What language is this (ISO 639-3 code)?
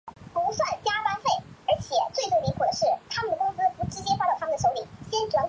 zho